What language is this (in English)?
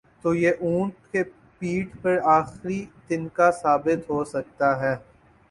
Urdu